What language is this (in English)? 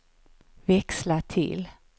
Swedish